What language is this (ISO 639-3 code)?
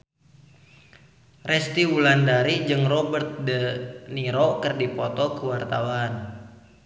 sun